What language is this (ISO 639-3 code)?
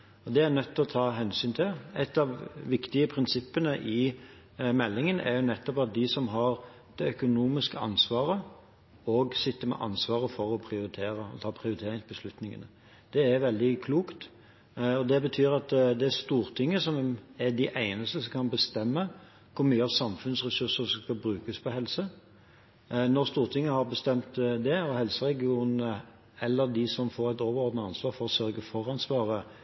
nob